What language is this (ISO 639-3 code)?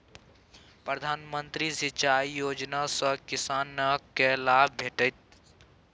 mai